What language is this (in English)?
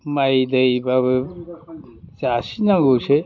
Bodo